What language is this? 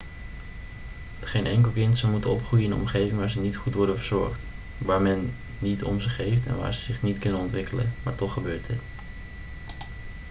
Dutch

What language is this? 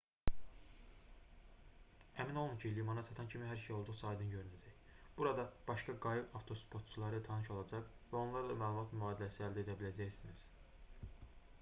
Azerbaijani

